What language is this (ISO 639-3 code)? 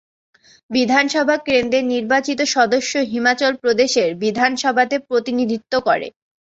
ben